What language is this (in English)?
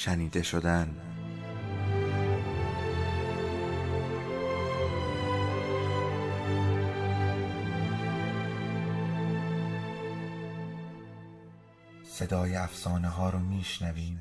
Persian